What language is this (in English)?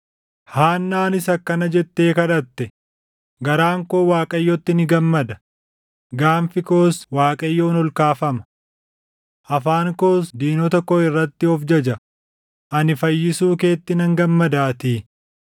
Oromo